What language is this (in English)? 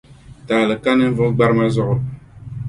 Dagbani